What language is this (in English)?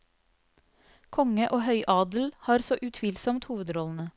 Norwegian